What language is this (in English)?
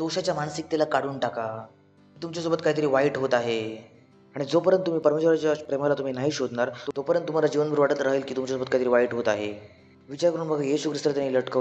Hindi